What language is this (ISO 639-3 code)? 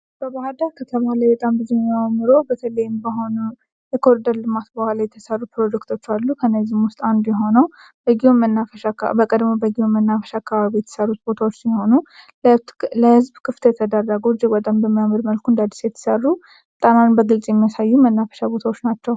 amh